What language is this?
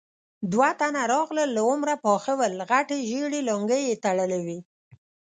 Pashto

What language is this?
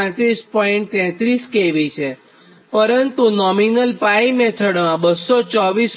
Gujarati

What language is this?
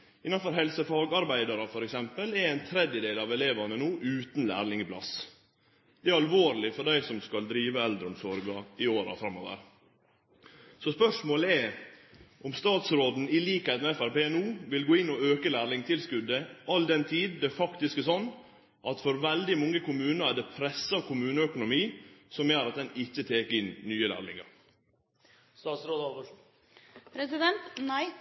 Norwegian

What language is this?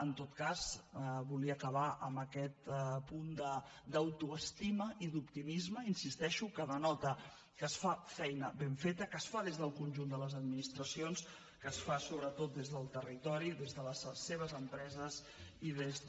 Catalan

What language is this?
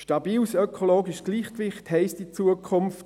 Swiss German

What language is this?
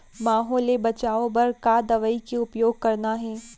Chhattisgarhi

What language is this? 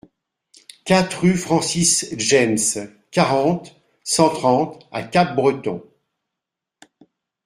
French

